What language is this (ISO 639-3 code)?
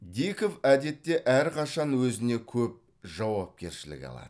kaz